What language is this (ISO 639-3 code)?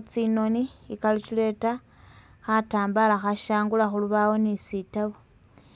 myx